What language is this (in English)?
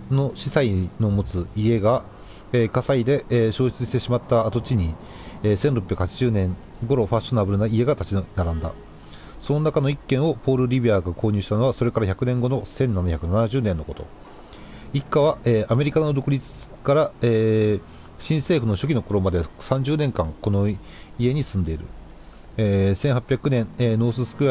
Japanese